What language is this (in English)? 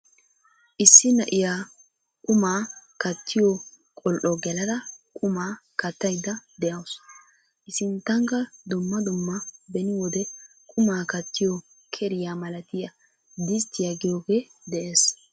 Wolaytta